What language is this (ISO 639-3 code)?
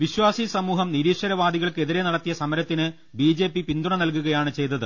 mal